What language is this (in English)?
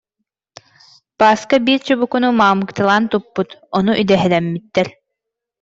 Yakut